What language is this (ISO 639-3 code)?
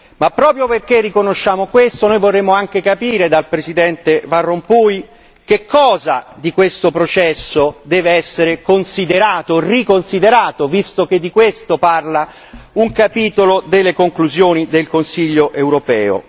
ita